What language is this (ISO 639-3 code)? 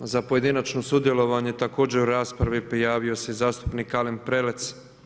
hrv